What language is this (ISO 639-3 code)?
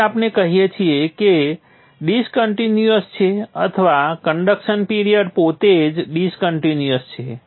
guj